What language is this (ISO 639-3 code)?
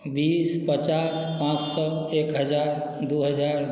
mai